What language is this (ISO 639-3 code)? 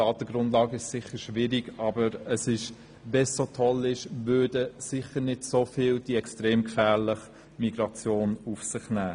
gsw